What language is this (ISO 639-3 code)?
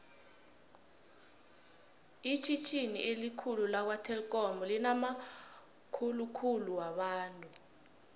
nbl